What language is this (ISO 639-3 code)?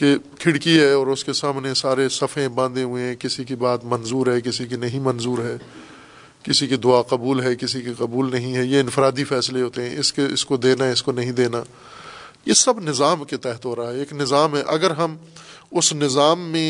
urd